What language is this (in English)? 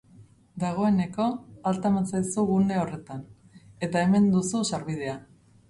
Basque